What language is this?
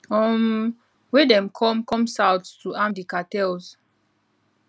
Nigerian Pidgin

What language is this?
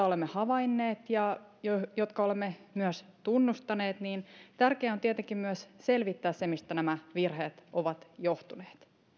Finnish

